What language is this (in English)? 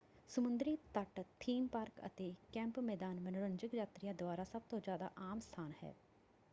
Punjabi